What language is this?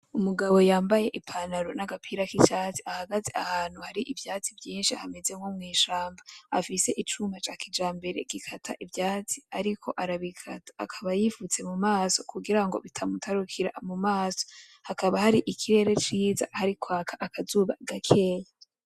Rundi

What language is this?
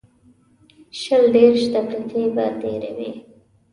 Pashto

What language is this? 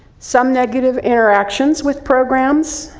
English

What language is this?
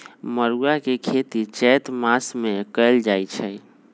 Magahi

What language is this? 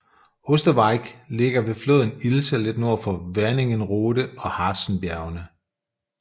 Danish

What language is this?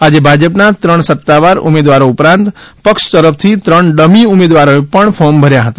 Gujarati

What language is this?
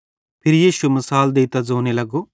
Bhadrawahi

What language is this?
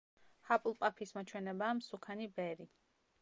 Georgian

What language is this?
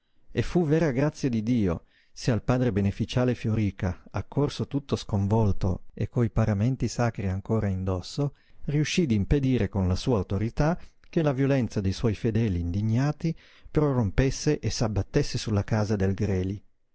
Italian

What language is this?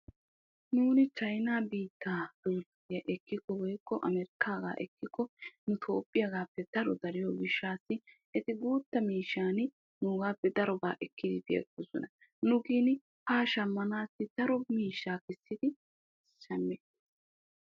Wolaytta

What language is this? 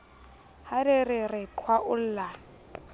Southern Sotho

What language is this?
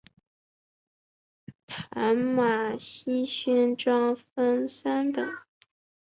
Chinese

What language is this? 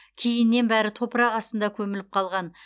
Kazakh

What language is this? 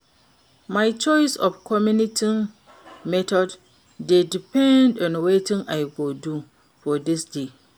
Nigerian Pidgin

